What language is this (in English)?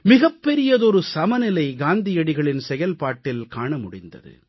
Tamil